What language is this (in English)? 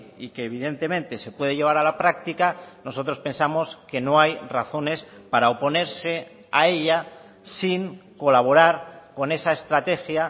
Spanish